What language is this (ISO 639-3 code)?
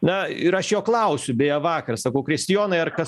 lit